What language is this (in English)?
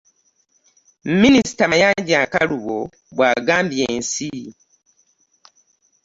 Ganda